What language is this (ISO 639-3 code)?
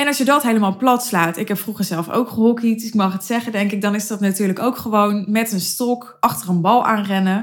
nld